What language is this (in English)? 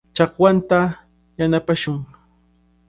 Cajatambo North Lima Quechua